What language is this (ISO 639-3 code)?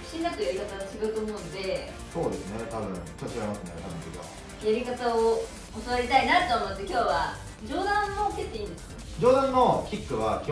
jpn